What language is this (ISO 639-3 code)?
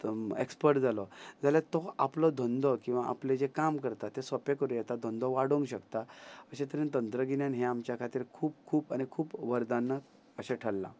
kok